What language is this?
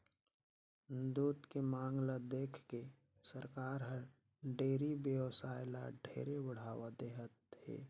Chhattisgarhi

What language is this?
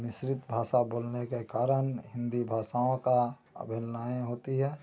Hindi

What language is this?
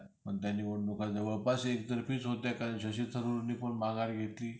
Marathi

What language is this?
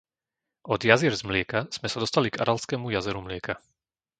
Slovak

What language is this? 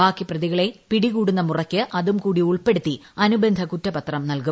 Malayalam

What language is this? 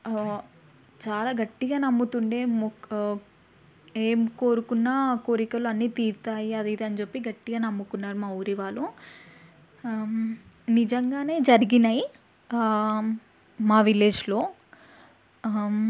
Telugu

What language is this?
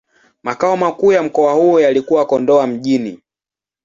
Swahili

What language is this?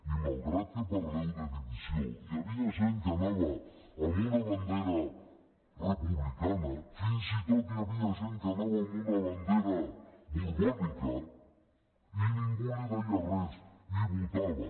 Catalan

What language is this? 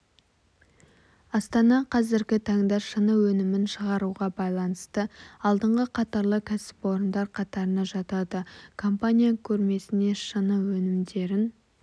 Kazakh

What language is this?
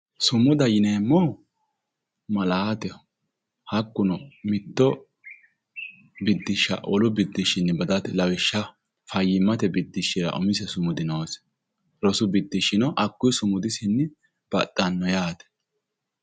Sidamo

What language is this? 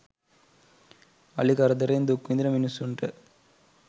Sinhala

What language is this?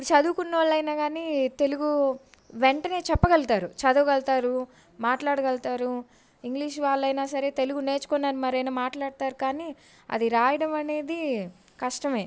Telugu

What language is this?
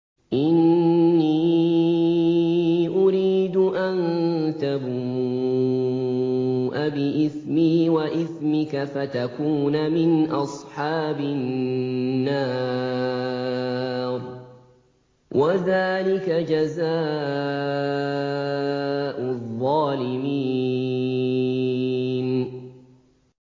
Arabic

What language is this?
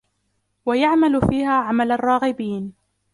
Arabic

